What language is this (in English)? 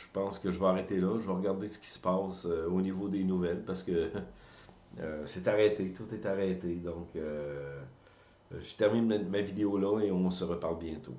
French